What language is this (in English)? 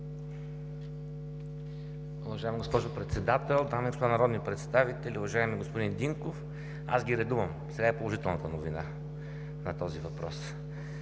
Bulgarian